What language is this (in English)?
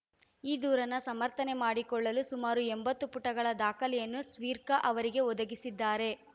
Kannada